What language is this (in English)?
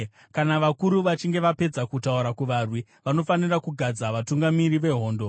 Shona